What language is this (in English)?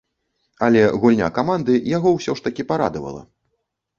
Belarusian